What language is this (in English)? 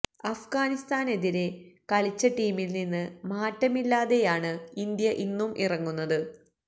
Malayalam